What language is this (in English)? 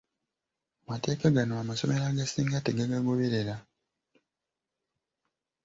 Ganda